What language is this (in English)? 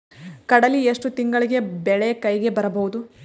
Kannada